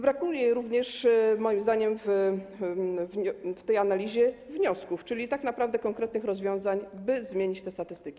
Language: Polish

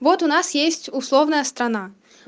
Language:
Russian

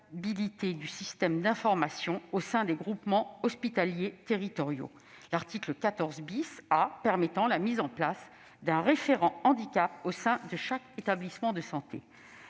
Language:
French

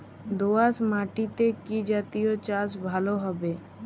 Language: Bangla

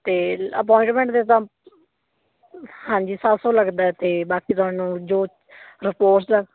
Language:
Punjabi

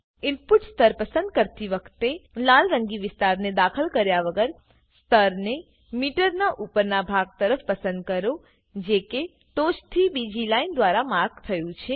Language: Gujarati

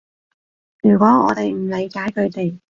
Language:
Cantonese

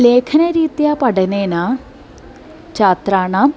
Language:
Sanskrit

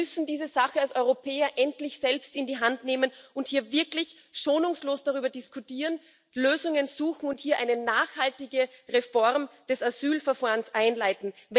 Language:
German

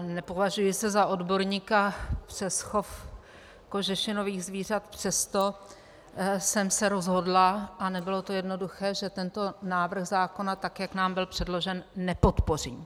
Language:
Czech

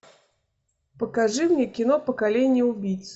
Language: Russian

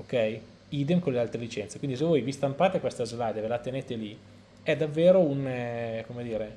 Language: Italian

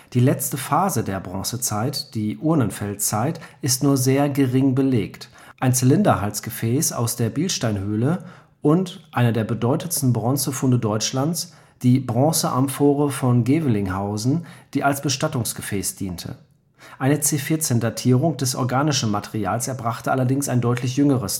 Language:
German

